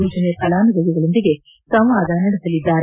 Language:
Kannada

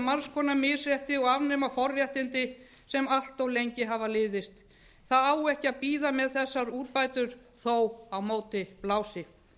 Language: Icelandic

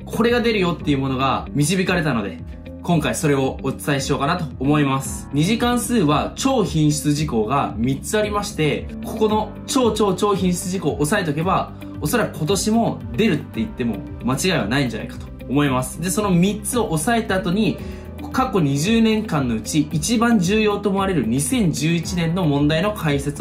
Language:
Japanese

